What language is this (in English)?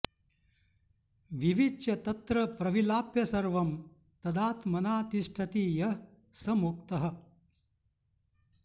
Sanskrit